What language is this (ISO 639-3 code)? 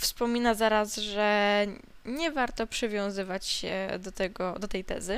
pol